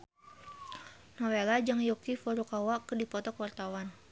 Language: Sundanese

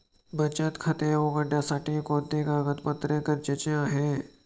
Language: Marathi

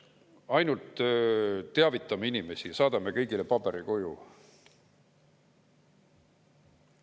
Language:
Estonian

